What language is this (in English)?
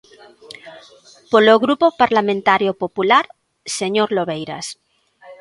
Galician